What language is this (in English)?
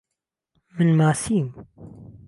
Central Kurdish